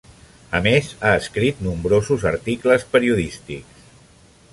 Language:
Catalan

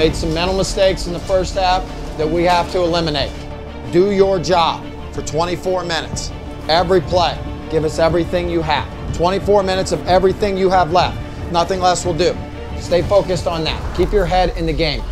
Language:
English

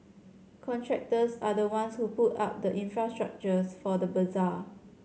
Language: English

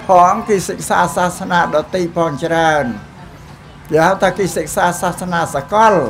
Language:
Thai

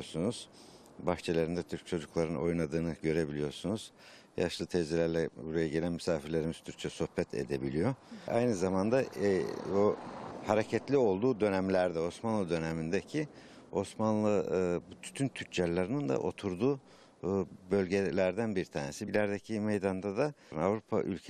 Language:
Turkish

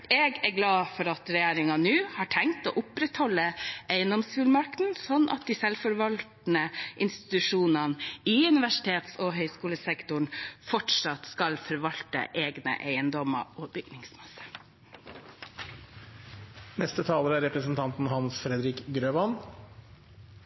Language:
Norwegian Bokmål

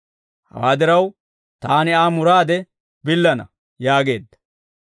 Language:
Dawro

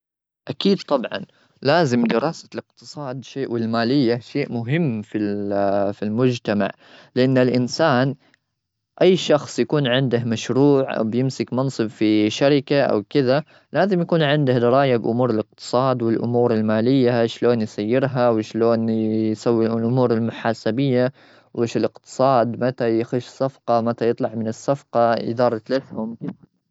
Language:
Gulf Arabic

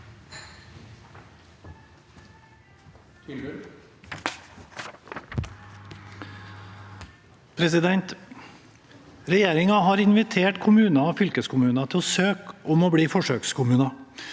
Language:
Norwegian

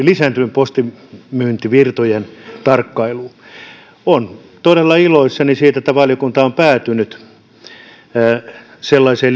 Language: Finnish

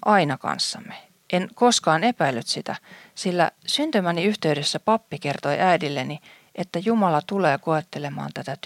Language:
Finnish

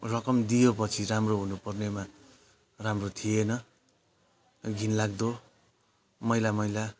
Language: Nepali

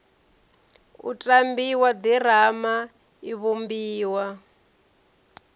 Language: Venda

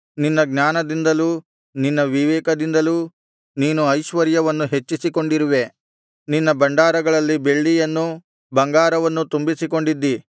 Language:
Kannada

